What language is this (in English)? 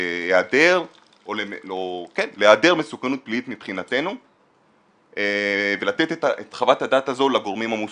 Hebrew